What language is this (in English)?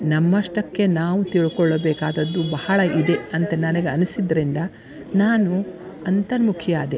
Kannada